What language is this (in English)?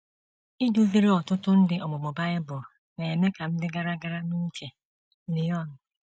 Igbo